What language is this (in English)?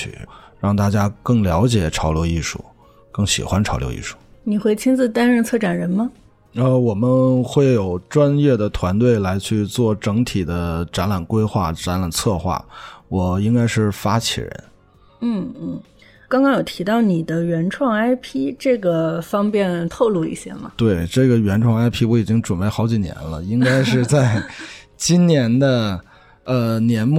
Chinese